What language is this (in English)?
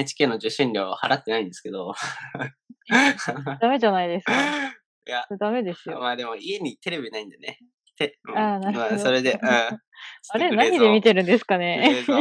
Japanese